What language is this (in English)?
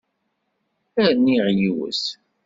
Kabyle